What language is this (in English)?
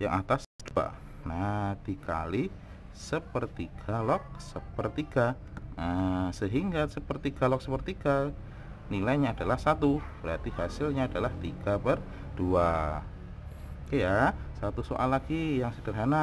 Indonesian